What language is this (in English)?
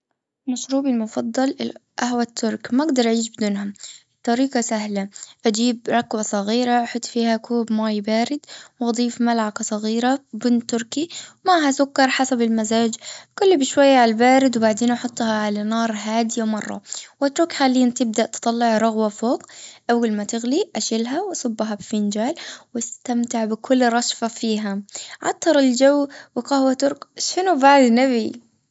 Gulf Arabic